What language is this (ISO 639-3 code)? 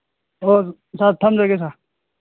mni